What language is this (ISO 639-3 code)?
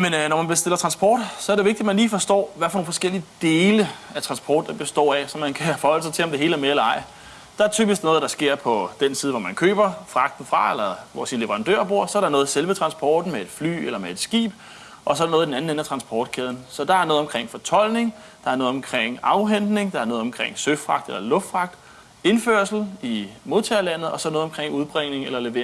dan